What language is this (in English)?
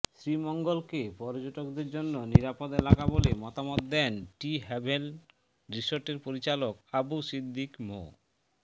Bangla